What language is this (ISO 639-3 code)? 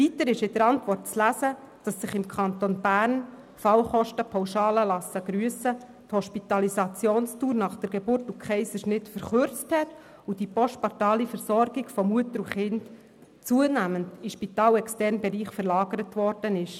gsw